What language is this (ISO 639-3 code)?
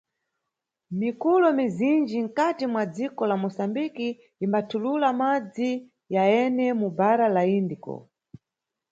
nyu